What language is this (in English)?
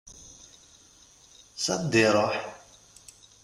Kabyle